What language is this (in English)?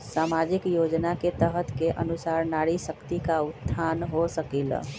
Magahi